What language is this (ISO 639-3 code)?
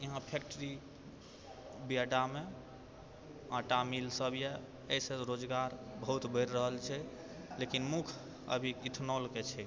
mai